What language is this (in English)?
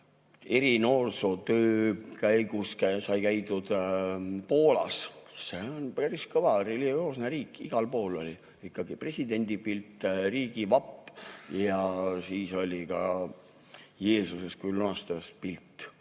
Estonian